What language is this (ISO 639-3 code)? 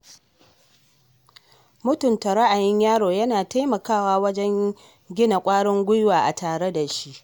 hau